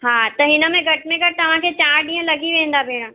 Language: Sindhi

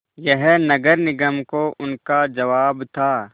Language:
Hindi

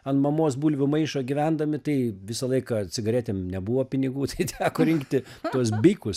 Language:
Lithuanian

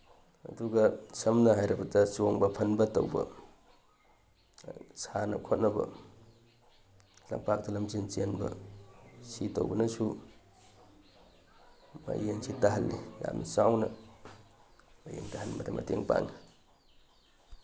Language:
Manipuri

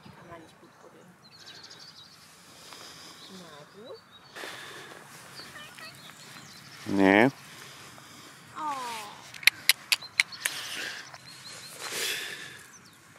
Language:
German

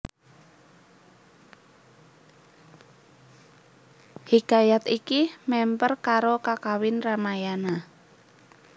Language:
Javanese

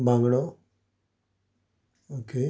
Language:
Konkani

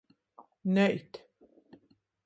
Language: Latgalian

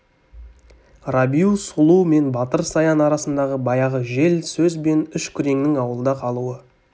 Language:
Kazakh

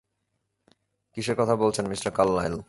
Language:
Bangla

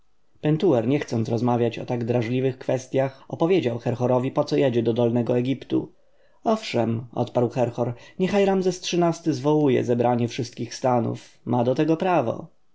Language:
Polish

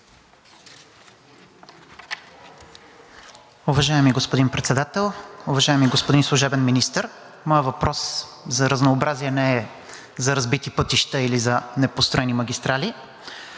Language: Bulgarian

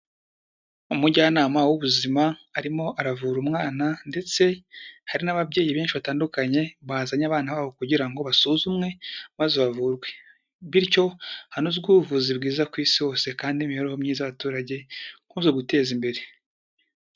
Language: Kinyarwanda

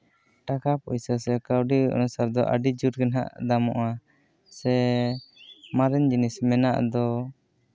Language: Santali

